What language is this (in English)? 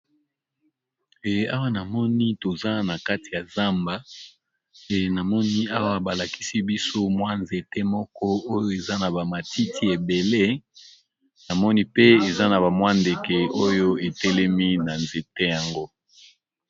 Lingala